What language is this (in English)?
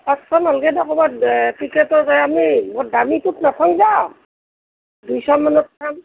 Assamese